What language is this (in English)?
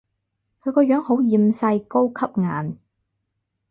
Cantonese